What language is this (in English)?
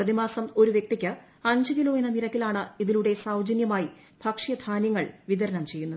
Malayalam